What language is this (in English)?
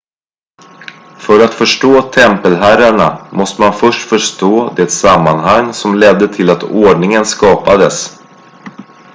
Swedish